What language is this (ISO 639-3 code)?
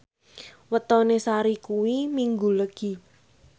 jav